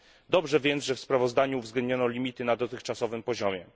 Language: Polish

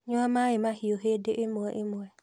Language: Kikuyu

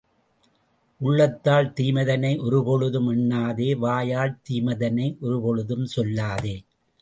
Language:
Tamil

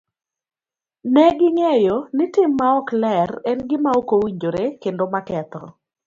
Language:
Luo (Kenya and Tanzania)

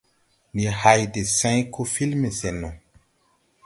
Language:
Tupuri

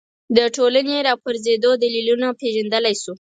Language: Pashto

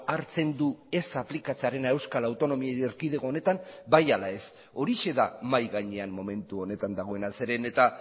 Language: Basque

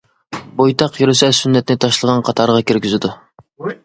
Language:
Uyghur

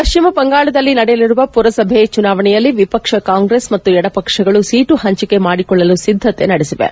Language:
Kannada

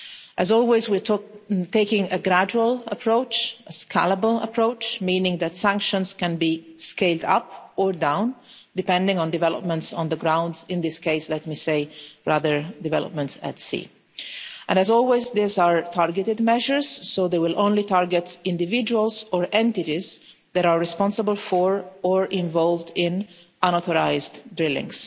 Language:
English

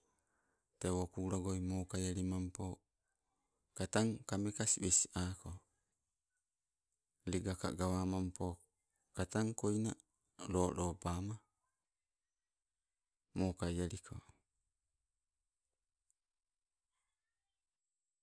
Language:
Sibe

